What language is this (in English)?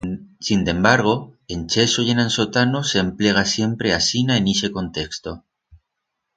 Aragonese